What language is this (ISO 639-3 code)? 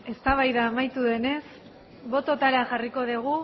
eus